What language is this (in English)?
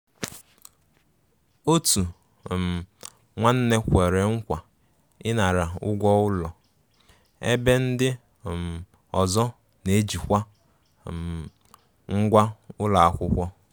Igbo